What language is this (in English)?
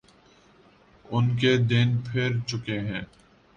Urdu